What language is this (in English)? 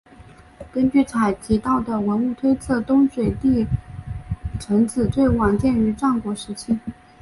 Chinese